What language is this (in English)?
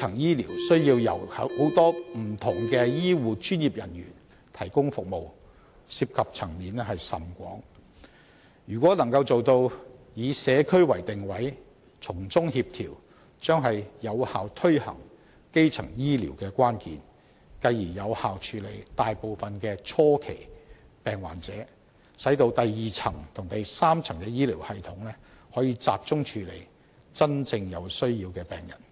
Cantonese